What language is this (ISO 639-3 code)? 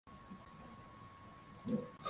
swa